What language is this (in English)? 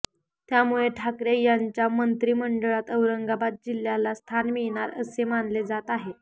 Marathi